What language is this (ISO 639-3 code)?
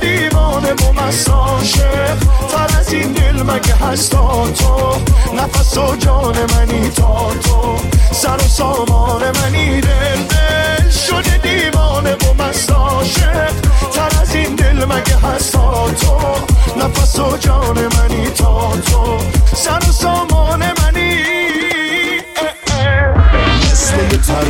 fas